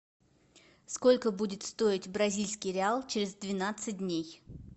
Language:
Russian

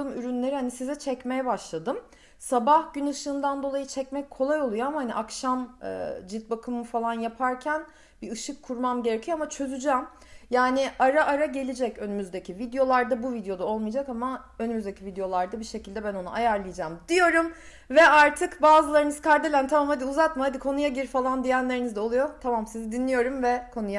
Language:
Turkish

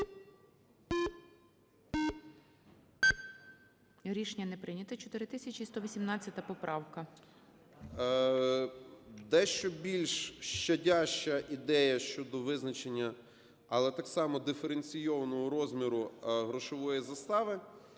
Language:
Ukrainian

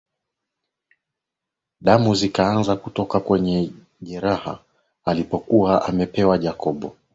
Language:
Swahili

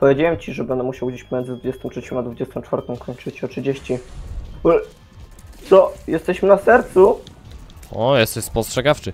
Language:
Polish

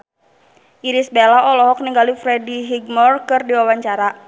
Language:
Sundanese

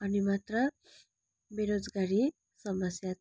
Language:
Nepali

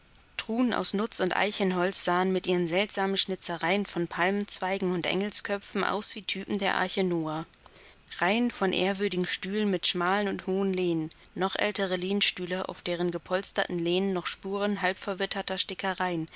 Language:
German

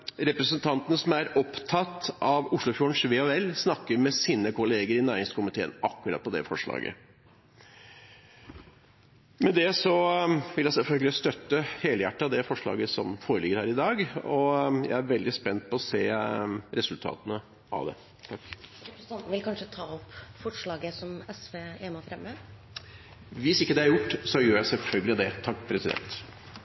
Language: Norwegian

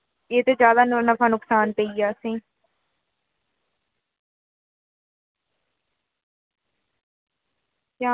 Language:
Dogri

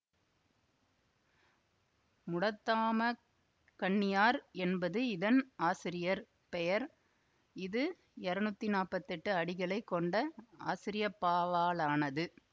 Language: Tamil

